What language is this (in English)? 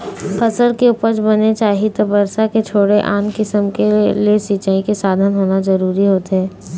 Chhattisgarhi